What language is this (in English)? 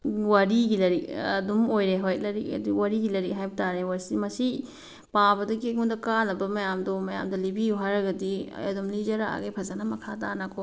Manipuri